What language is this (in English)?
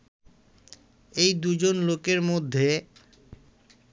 Bangla